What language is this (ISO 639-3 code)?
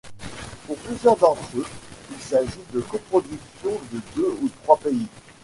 fra